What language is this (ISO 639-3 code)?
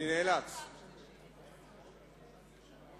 heb